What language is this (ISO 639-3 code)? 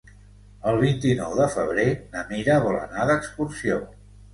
cat